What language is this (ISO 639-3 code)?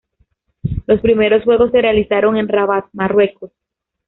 spa